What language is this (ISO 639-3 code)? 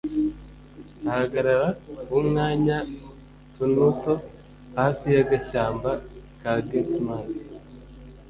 kin